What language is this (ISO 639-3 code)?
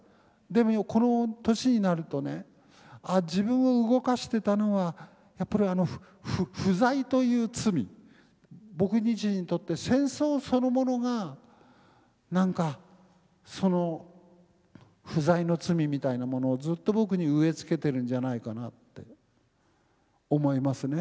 jpn